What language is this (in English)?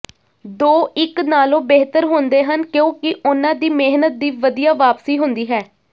Punjabi